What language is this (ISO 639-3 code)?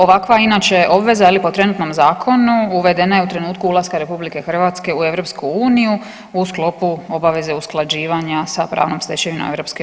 hrv